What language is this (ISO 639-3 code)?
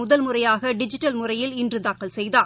tam